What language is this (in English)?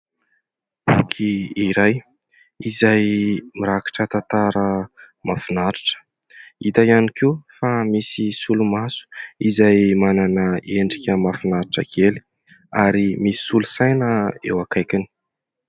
Malagasy